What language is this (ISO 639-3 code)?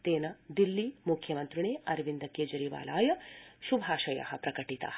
san